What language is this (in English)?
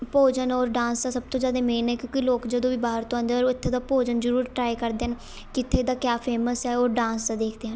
Punjabi